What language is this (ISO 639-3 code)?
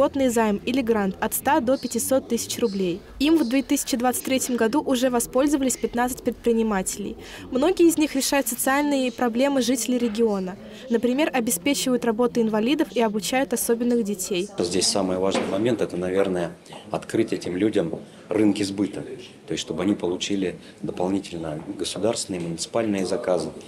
rus